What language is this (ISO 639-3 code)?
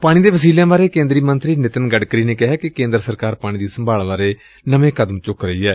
pan